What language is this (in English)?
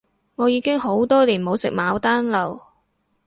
Cantonese